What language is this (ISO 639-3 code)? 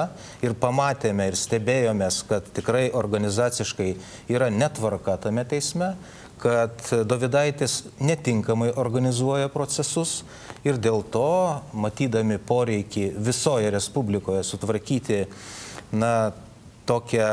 lit